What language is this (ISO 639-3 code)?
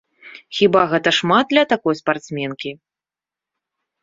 bel